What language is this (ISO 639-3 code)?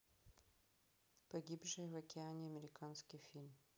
rus